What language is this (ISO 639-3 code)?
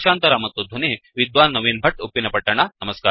kan